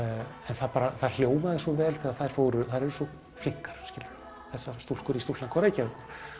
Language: Icelandic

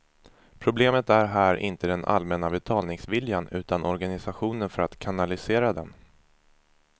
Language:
Swedish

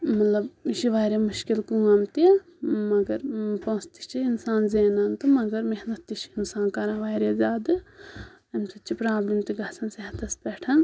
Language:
Kashmiri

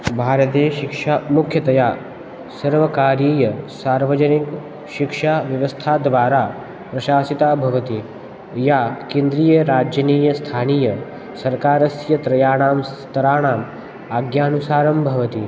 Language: Sanskrit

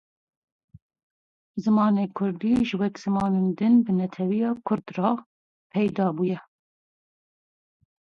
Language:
Kurdish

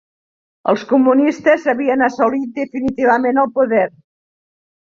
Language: Catalan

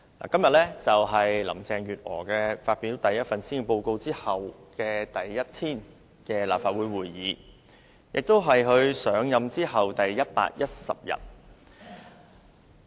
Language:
Cantonese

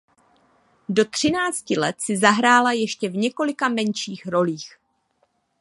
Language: Czech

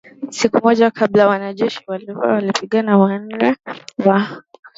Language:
Swahili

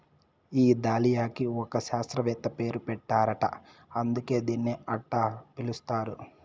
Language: Telugu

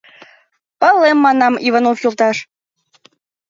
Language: Mari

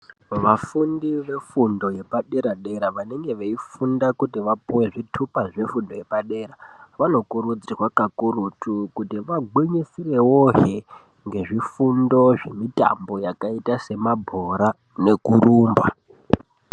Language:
Ndau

